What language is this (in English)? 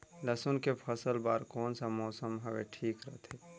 Chhattisgarhi